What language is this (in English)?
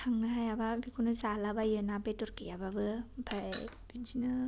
Bodo